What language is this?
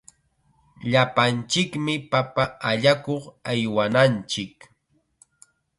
Chiquián Ancash Quechua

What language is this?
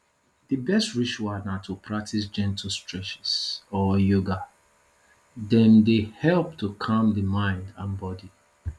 Nigerian Pidgin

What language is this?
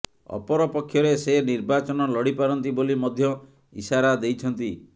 Odia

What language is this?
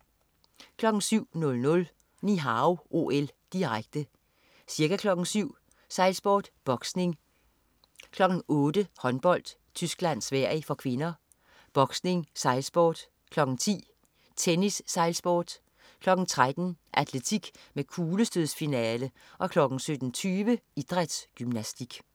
Danish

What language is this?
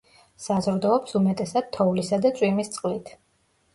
Georgian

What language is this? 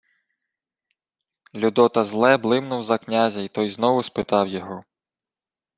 Ukrainian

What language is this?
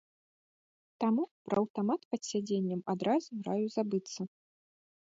Belarusian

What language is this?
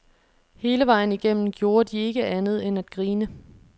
Danish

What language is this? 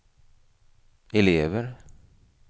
Swedish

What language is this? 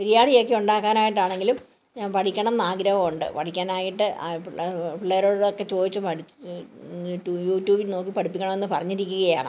Malayalam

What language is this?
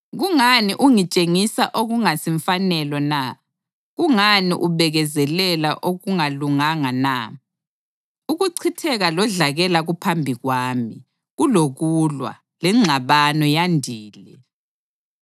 North Ndebele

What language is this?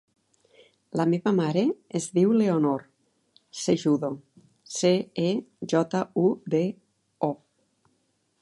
Catalan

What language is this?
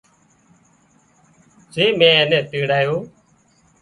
Wadiyara Koli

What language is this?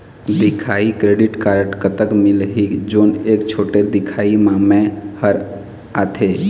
Chhattisgarhi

